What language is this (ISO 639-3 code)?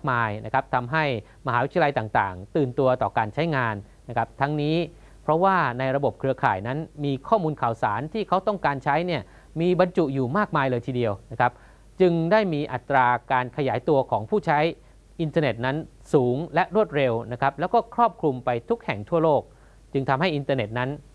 tha